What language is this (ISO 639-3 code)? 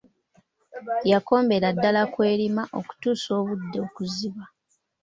lug